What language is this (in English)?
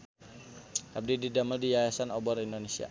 Sundanese